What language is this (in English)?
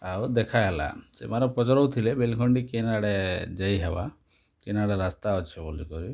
Odia